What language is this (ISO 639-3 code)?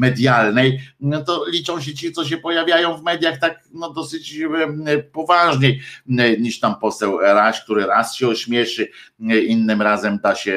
pol